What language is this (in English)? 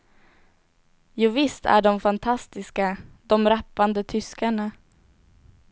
Swedish